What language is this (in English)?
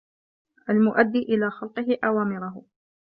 Arabic